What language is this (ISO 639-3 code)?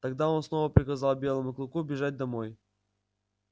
rus